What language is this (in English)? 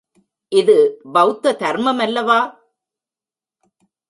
Tamil